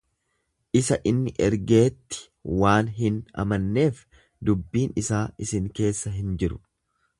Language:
Oromo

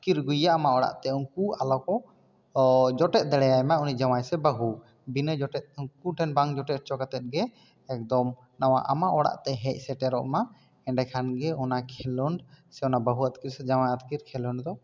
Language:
Santali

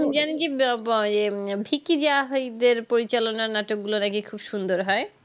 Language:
Bangla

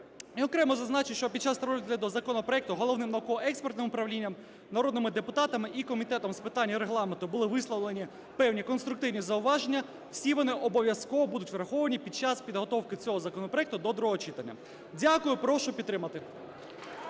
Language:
Ukrainian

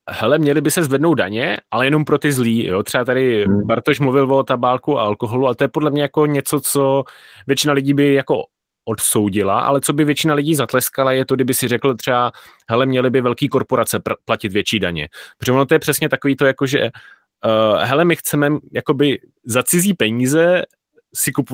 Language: Czech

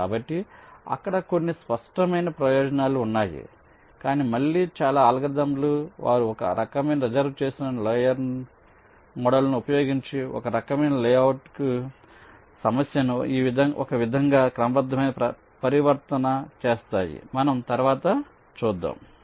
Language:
Telugu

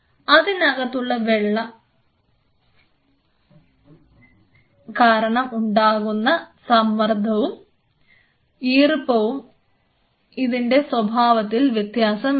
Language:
Malayalam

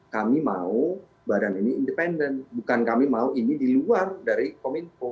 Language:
Indonesian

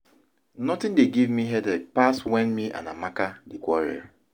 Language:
Nigerian Pidgin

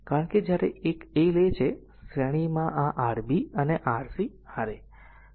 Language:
Gujarati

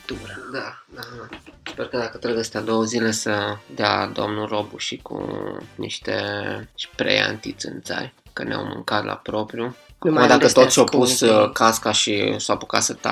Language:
Romanian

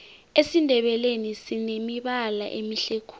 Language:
South Ndebele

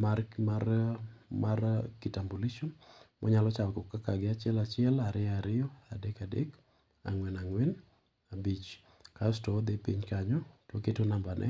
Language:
Luo (Kenya and Tanzania)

